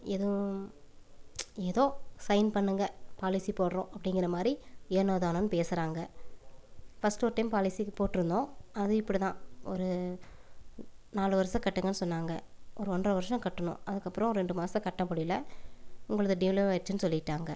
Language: Tamil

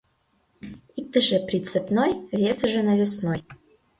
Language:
Mari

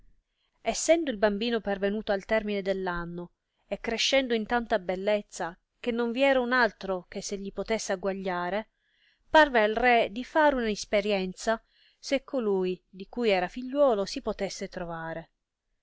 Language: Italian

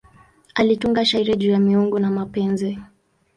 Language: Swahili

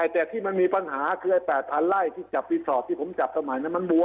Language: Thai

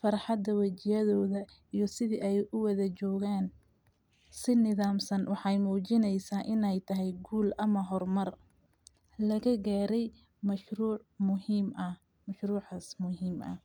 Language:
Somali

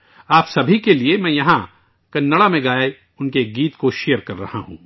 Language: Urdu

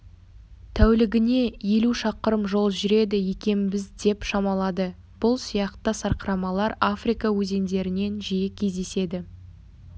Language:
Kazakh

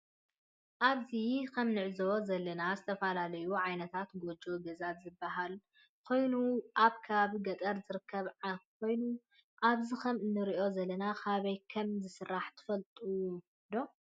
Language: Tigrinya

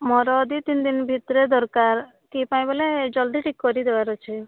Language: Odia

